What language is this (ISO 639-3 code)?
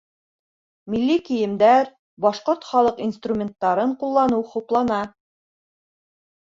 bak